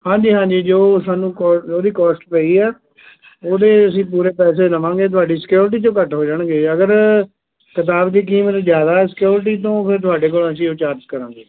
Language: Punjabi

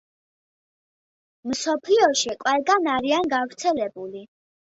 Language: Georgian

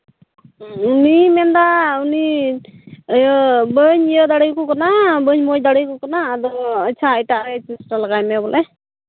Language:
Santali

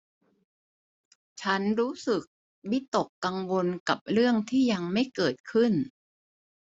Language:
Thai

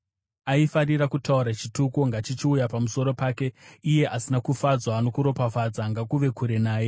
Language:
Shona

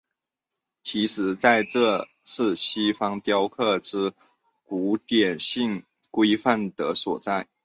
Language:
Chinese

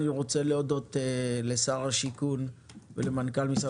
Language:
Hebrew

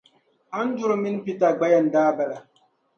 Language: Dagbani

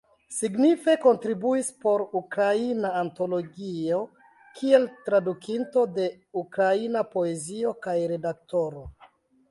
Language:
Esperanto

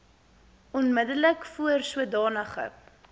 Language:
Afrikaans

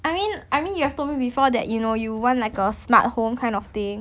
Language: English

